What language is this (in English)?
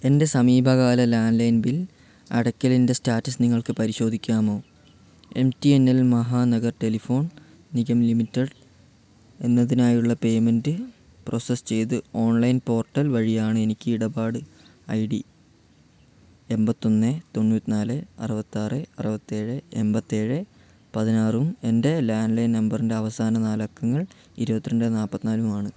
Malayalam